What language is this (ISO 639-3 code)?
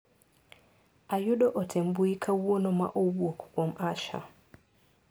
luo